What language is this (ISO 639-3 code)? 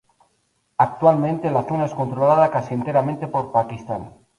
spa